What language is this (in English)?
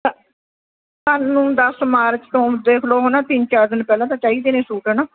Punjabi